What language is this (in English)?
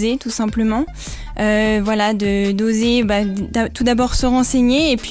French